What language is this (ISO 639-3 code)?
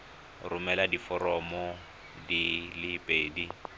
tsn